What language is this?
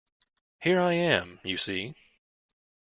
English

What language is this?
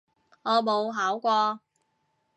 Cantonese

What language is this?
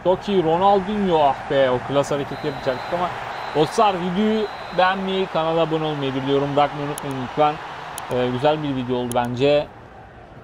Turkish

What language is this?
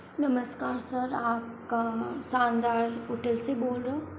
Hindi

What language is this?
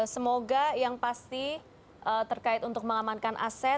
Indonesian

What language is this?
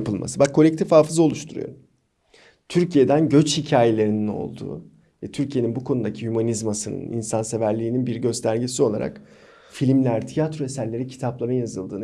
Turkish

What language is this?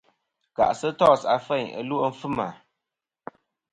Kom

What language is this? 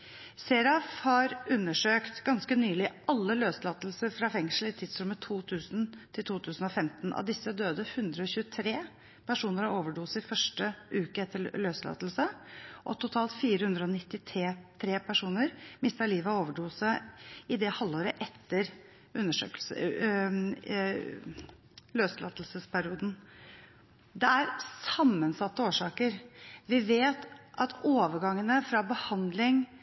Norwegian Bokmål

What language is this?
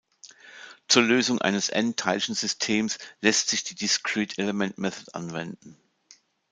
German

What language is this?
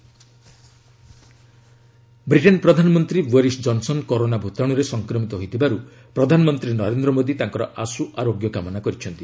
Odia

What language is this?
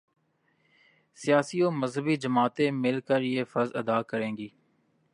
Urdu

